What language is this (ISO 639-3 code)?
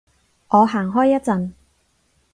yue